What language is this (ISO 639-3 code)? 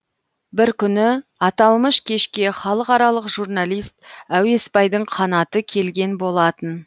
kaz